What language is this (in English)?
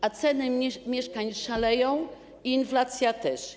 Polish